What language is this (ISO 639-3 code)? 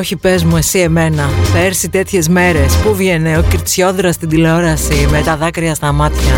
ell